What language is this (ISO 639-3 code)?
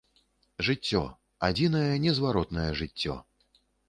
bel